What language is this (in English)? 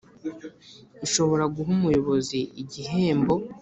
Kinyarwanda